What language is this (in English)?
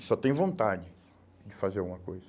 Portuguese